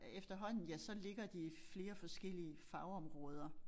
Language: Danish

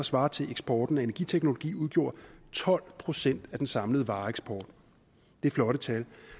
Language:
Danish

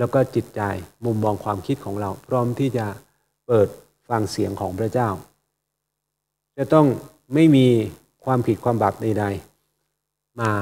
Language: Thai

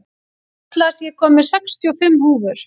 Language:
Icelandic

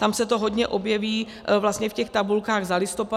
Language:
Czech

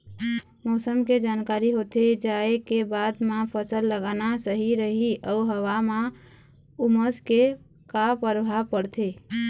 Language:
Chhattisgarhi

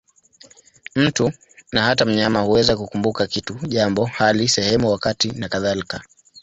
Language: Swahili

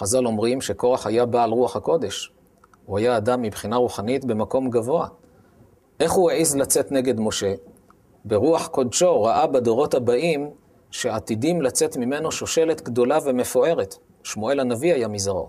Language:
Hebrew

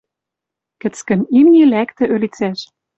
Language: Western Mari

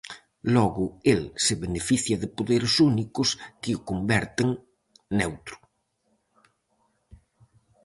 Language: Galician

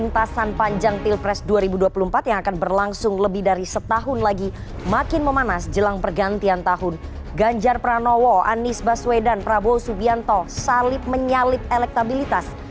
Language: Indonesian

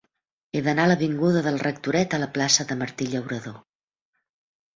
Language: Catalan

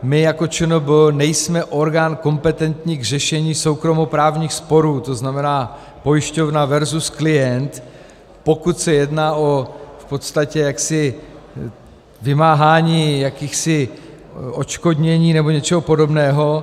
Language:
Czech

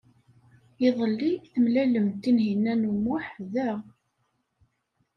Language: Kabyle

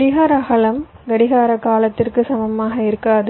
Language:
Tamil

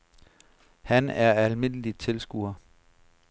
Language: Danish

